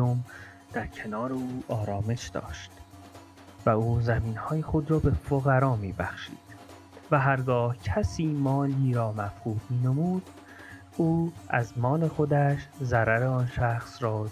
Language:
Persian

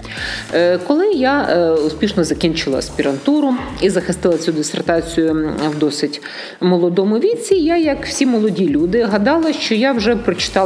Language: Ukrainian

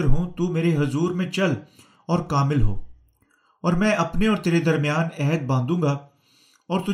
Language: Urdu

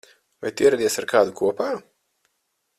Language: Latvian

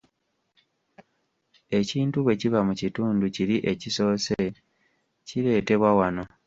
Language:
Ganda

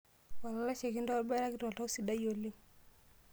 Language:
Masai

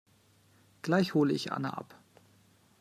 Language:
German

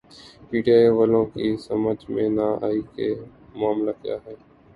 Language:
Urdu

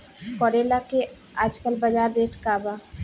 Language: Bhojpuri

